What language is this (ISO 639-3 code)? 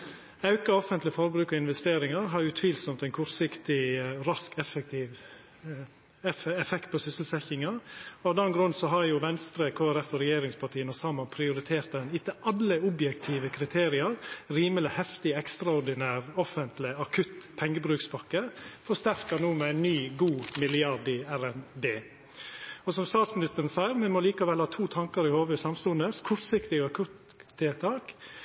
nno